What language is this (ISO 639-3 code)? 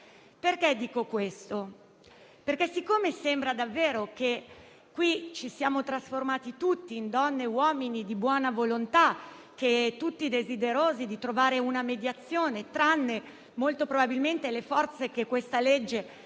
ita